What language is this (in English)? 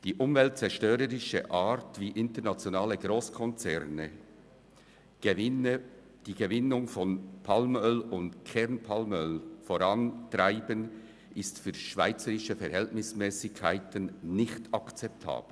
Swiss German